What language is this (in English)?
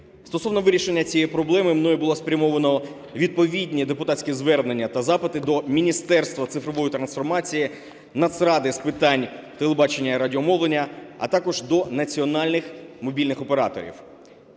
Ukrainian